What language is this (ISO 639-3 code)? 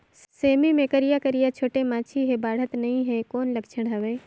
hne